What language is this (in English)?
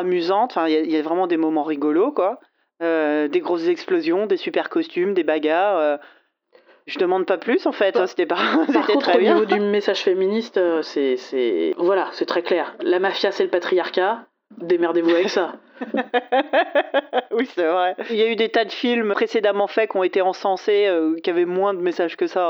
French